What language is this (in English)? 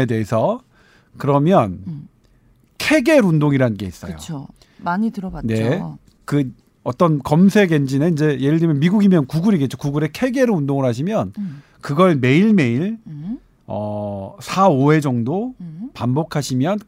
Korean